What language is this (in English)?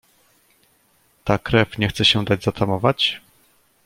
Polish